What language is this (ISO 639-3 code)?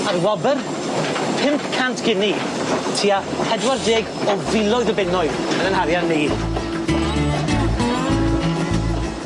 cym